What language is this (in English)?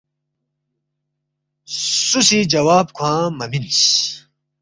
Balti